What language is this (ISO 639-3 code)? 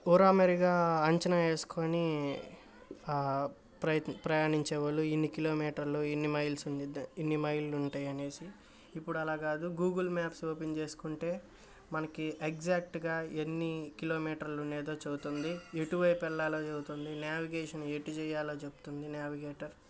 tel